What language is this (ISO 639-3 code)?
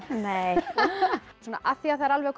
isl